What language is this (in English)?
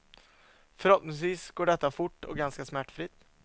Swedish